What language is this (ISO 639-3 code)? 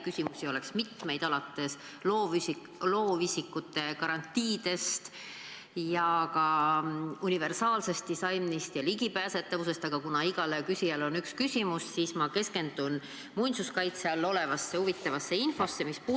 est